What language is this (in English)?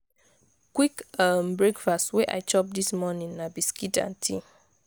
Nigerian Pidgin